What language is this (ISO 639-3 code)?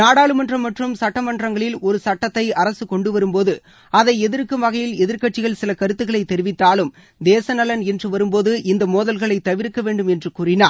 tam